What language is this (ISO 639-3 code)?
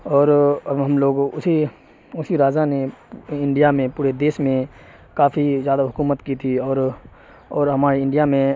urd